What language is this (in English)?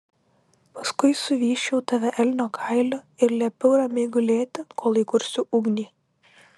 Lithuanian